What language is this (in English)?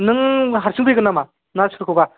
Bodo